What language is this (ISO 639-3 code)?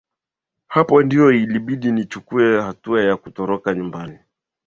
swa